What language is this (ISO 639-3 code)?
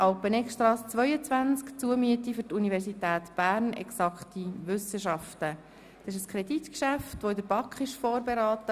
gsw